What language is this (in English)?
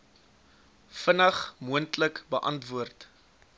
Afrikaans